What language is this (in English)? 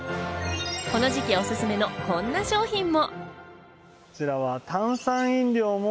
Japanese